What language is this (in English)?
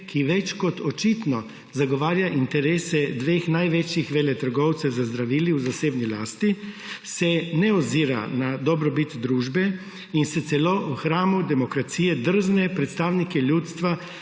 Slovenian